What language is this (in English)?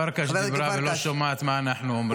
Hebrew